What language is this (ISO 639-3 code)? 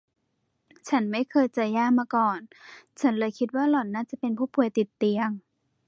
tha